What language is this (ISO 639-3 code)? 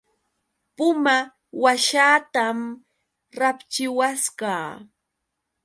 qux